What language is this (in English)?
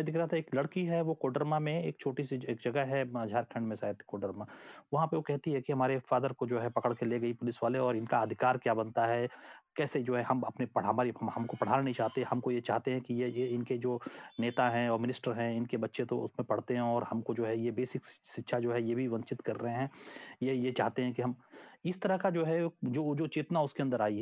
Hindi